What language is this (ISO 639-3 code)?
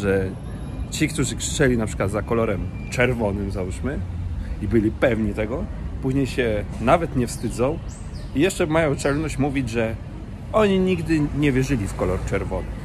pol